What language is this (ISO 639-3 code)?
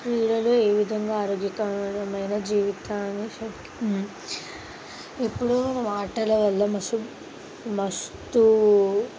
tel